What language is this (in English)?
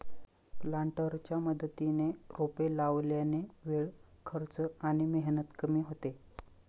Marathi